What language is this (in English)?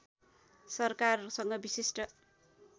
Nepali